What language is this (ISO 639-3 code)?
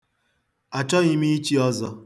ibo